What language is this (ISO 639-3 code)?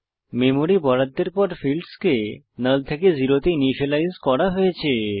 ben